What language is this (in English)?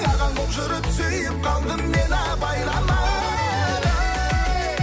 Kazakh